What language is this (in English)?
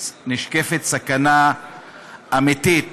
Hebrew